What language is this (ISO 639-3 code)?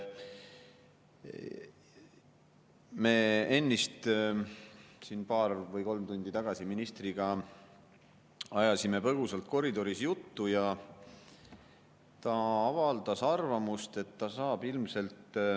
est